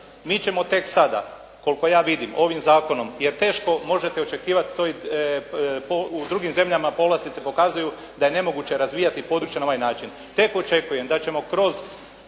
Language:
Croatian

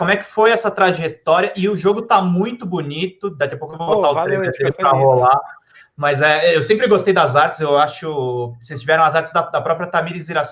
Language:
Portuguese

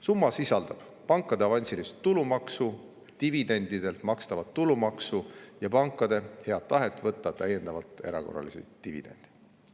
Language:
Estonian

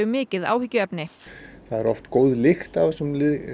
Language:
Icelandic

